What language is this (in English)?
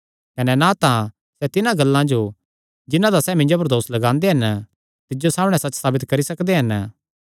Kangri